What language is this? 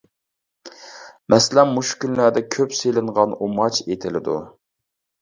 Uyghur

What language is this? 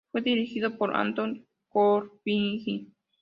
Spanish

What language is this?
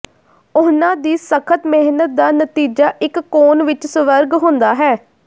Punjabi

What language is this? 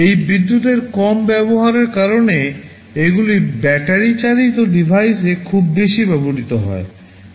Bangla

